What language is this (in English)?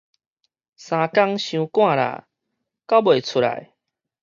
Min Nan Chinese